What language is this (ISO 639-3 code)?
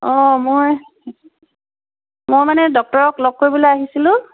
asm